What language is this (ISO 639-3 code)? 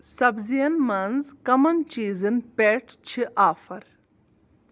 kas